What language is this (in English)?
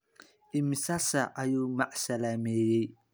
Somali